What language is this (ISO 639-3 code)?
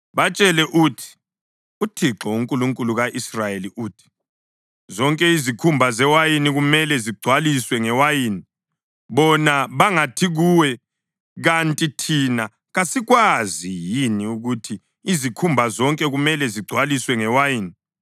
nde